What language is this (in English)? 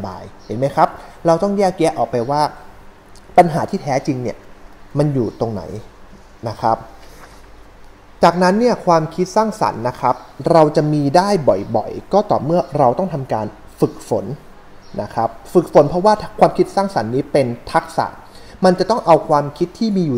Thai